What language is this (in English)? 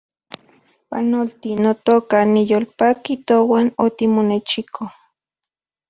Central Puebla Nahuatl